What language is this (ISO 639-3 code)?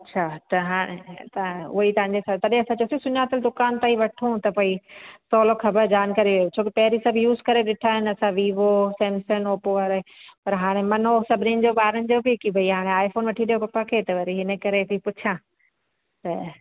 snd